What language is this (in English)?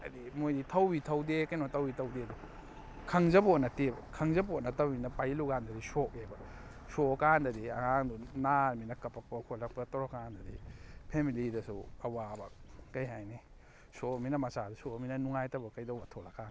Manipuri